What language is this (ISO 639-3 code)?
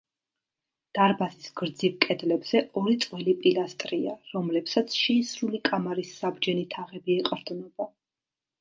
kat